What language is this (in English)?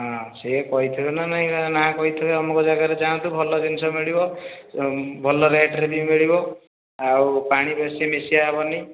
Odia